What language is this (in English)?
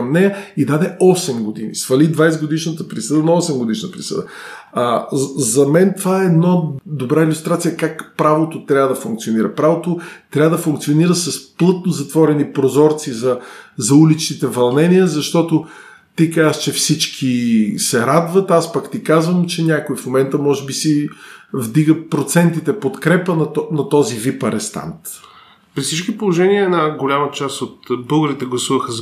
Bulgarian